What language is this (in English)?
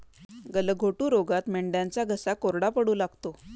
Marathi